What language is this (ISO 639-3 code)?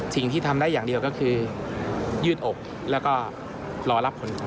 tha